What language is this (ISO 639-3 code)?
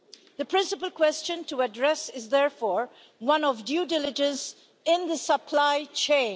eng